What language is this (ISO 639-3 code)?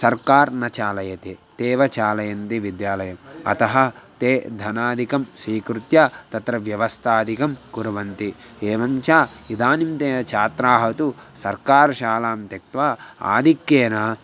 san